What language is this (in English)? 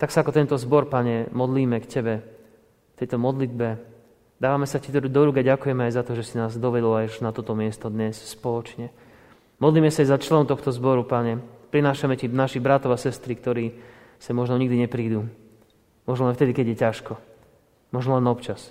Slovak